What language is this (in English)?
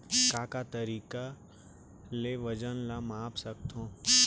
Chhattisgarhi